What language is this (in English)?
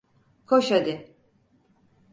Turkish